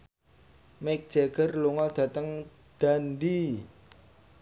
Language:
Javanese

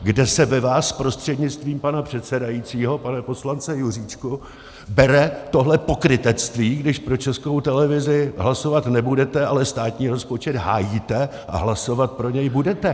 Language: Czech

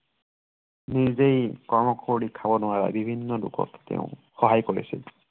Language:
Assamese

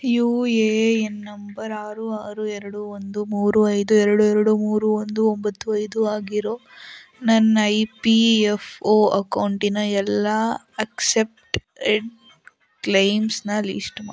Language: Kannada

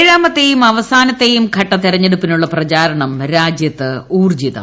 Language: Malayalam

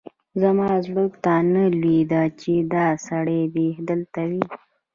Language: Pashto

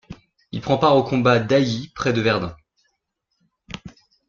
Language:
French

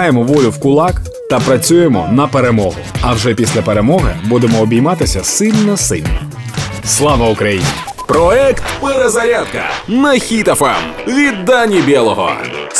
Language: Ukrainian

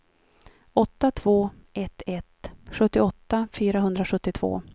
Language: Swedish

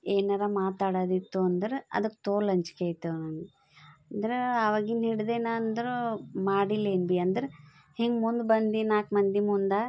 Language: Kannada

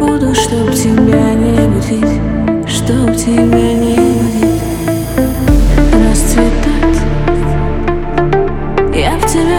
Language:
Ukrainian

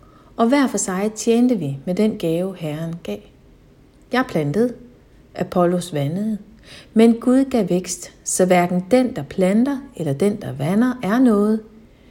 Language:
Danish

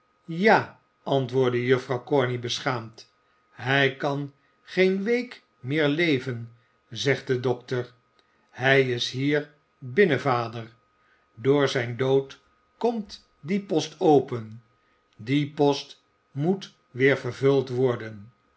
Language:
Dutch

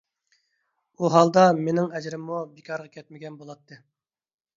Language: Uyghur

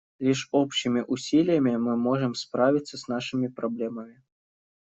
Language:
Russian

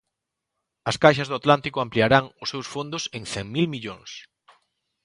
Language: Galician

